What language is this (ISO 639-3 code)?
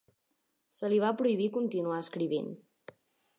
cat